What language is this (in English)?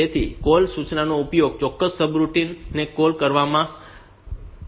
Gujarati